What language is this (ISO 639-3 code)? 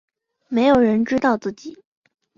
zho